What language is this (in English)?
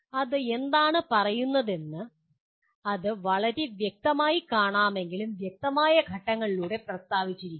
Malayalam